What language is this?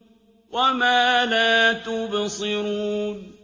Arabic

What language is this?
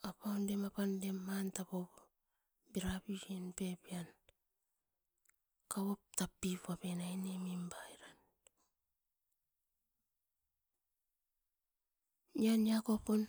Askopan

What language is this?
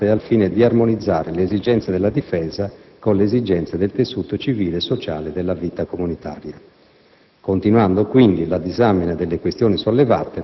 Italian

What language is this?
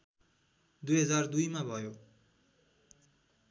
Nepali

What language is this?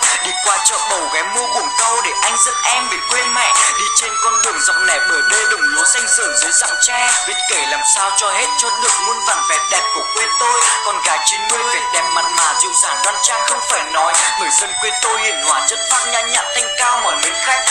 Vietnamese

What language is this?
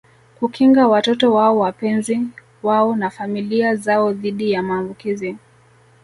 Swahili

